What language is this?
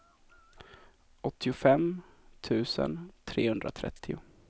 Swedish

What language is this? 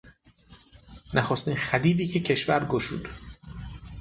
Persian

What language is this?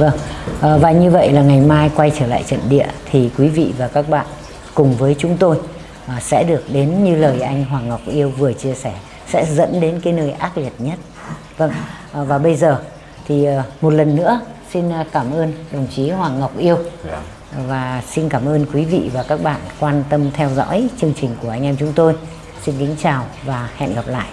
Vietnamese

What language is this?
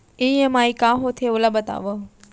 Chhattisgarhi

